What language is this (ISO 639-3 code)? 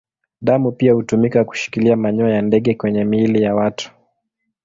swa